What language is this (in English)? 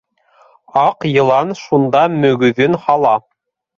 Bashkir